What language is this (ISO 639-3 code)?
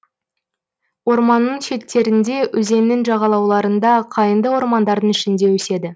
kaz